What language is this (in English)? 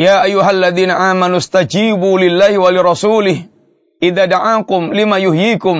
Malay